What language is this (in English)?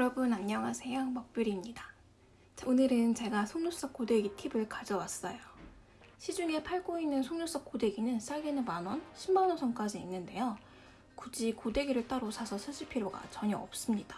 Korean